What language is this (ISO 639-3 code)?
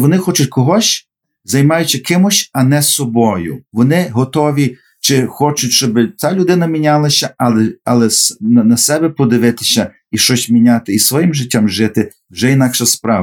ukr